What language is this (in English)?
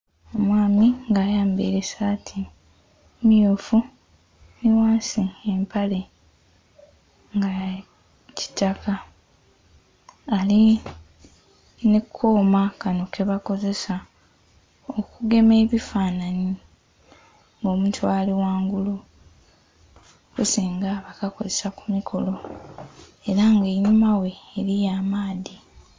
Soga